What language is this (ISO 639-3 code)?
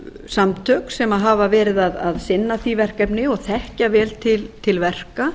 isl